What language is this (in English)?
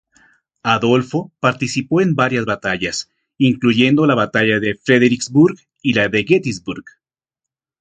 Spanish